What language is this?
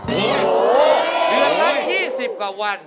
Thai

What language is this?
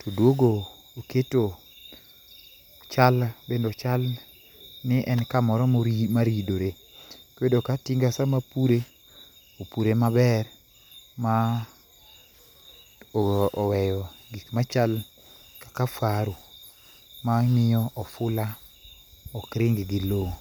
Luo (Kenya and Tanzania)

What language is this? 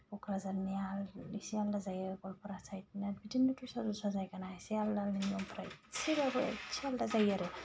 Bodo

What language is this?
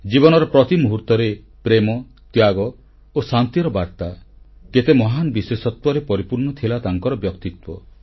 Odia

